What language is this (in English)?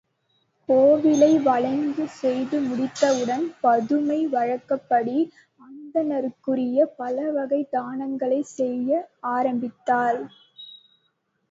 Tamil